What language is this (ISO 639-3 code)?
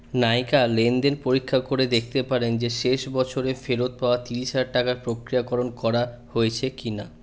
ben